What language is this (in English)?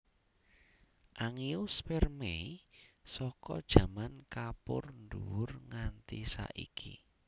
Javanese